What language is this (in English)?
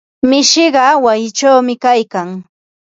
Ambo-Pasco Quechua